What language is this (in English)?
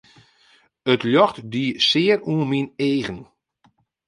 Western Frisian